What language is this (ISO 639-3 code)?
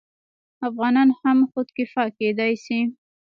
pus